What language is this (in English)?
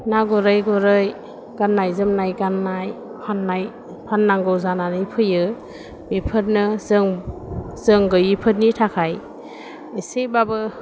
Bodo